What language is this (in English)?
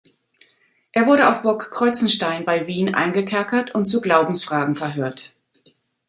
German